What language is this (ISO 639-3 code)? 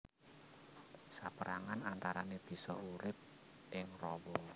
jav